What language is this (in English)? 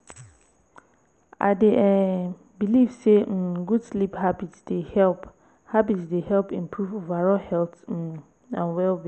Nigerian Pidgin